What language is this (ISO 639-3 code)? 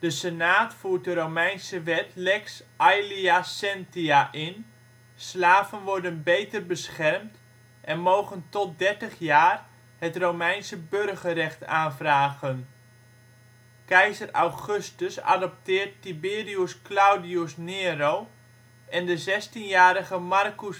nld